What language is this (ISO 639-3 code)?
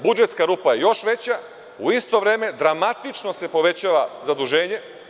srp